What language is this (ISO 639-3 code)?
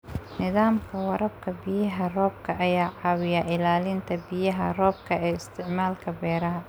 som